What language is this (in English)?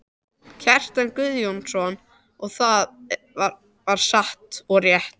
Icelandic